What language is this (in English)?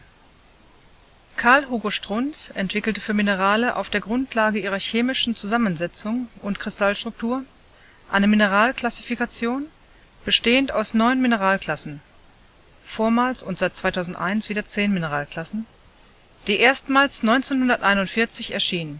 German